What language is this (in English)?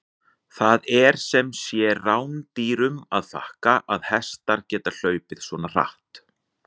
Icelandic